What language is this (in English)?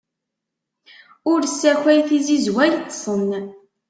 Kabyle